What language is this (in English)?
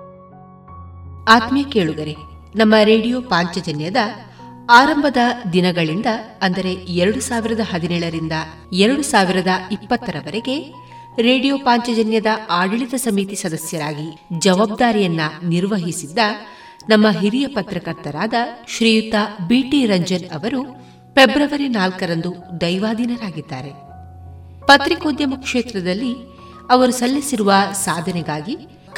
Kannada